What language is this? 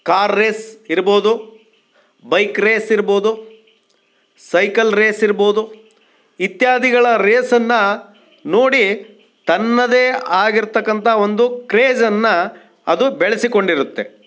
Kannada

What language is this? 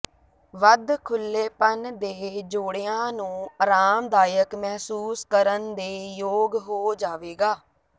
Punjabi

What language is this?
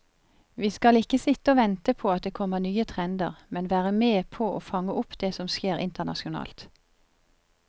Norwegian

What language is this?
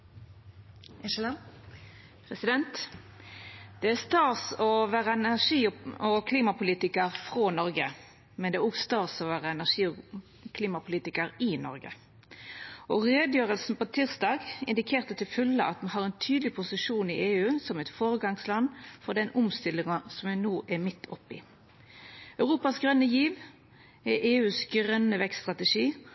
Norwegian Nynorsk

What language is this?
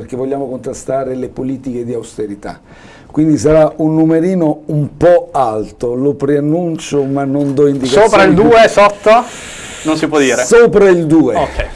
Italian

